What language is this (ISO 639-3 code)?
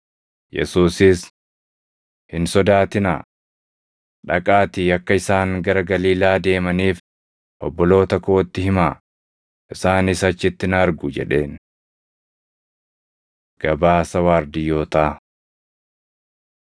orm